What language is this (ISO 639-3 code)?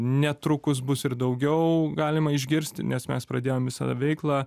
lit